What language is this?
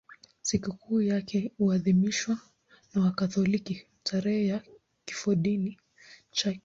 Swahili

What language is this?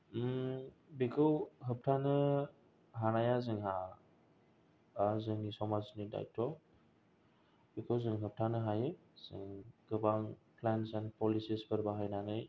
Bodo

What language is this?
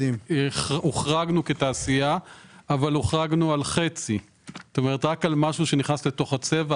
Hebrew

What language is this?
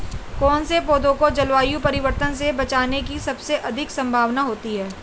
Hindi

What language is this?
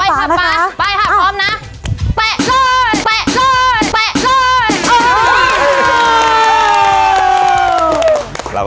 Thai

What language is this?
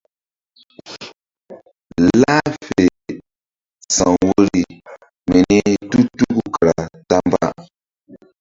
Mbum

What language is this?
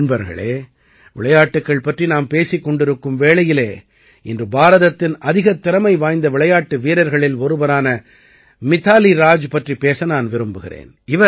Tamil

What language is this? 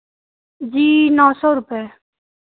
Hindi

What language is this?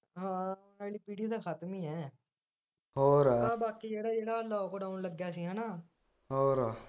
Punjabi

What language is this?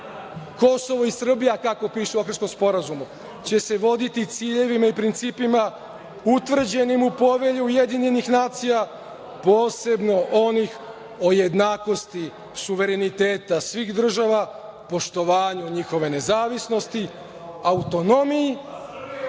Serbian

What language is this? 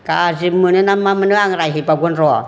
Bodo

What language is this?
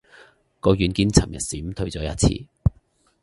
Cantonese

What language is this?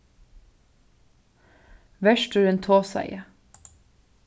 Faroese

